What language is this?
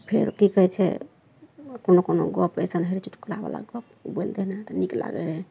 Maithili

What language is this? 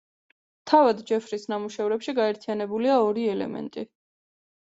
Georgian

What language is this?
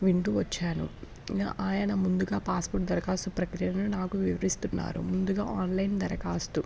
Telugu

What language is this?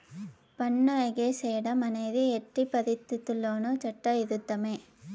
Telugu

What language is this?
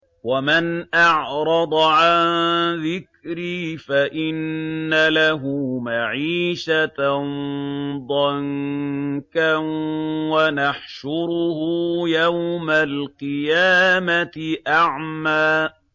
Arabic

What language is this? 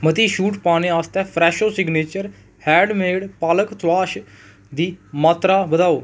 Dogri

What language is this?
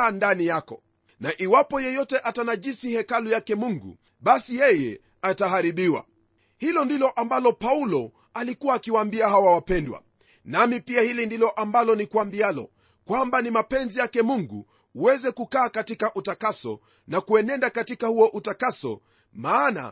Swahili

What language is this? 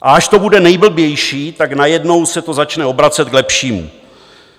Czech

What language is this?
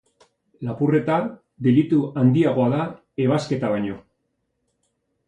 Basque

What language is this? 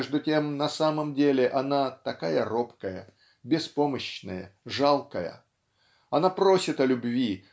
Russian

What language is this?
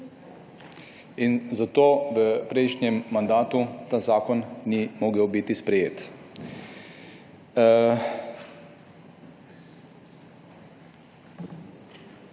Slovenian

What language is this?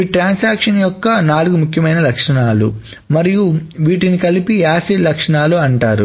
Telugu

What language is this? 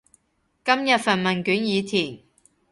Cantonese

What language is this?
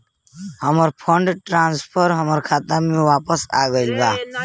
Bhojpuri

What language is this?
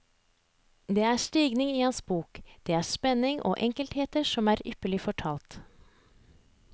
Norwegian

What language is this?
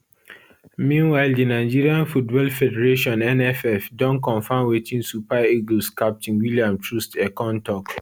Nigerian Pidgin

